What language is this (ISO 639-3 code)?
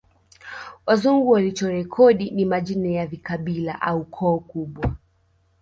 swa